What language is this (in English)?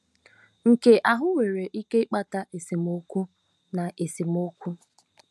Igbo